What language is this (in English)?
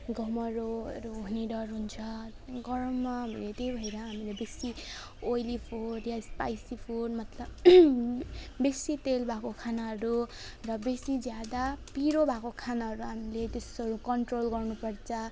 Nepali